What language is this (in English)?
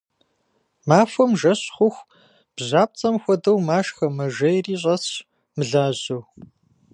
Kabardian